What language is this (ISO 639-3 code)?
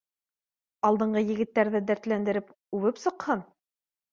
bak